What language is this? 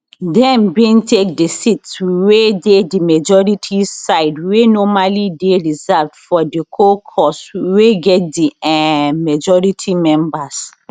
Nigerian Pidgin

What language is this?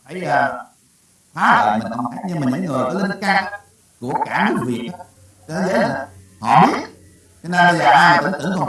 Vietnamese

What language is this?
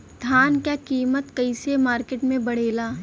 Bhojpuri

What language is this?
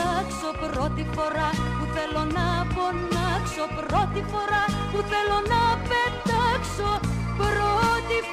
Greek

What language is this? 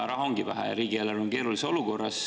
Estonian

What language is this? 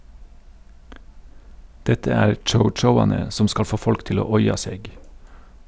Norwegian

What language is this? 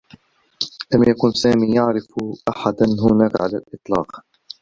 Arabic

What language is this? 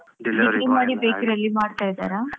Kannada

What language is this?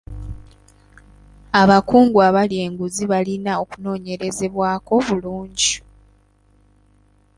Ganda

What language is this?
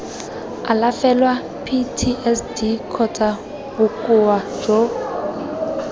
Tswana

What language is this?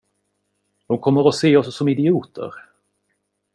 Swedish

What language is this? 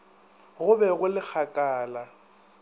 Northern Sotho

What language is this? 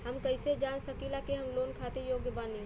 Bhojpuri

